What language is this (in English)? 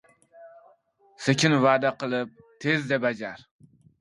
Uzbek